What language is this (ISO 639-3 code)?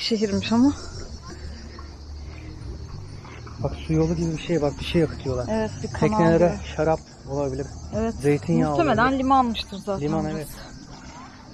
tur